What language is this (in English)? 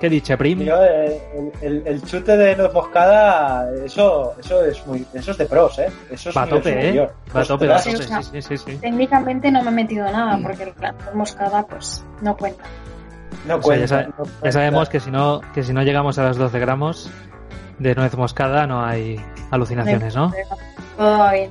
Spanish